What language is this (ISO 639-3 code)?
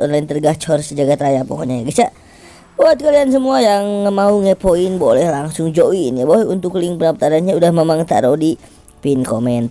ind